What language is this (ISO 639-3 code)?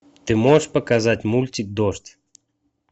rus